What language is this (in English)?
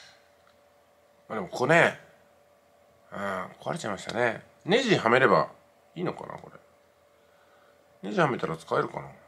Japanese